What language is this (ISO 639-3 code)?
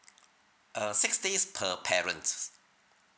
eng